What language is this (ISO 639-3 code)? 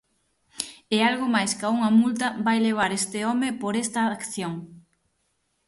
glg